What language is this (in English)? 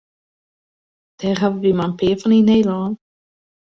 Western Frisian